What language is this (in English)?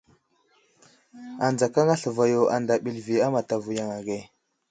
Wuzlam